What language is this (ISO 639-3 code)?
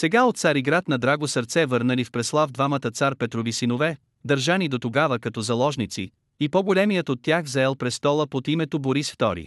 bul